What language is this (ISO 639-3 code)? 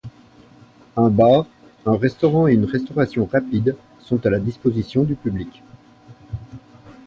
fra